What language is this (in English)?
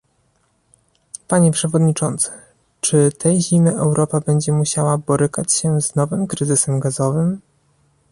Polish